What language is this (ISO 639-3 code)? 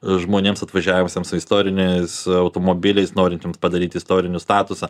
lit